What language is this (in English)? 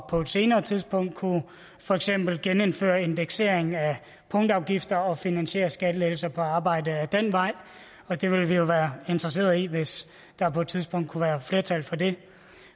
Danish